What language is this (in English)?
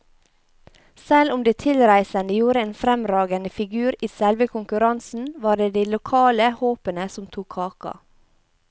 Norwegian